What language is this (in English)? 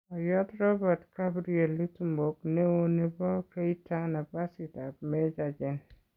Kalenjin